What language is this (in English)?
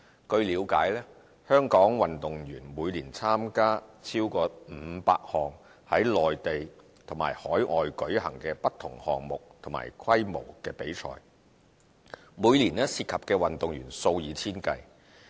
Cantonese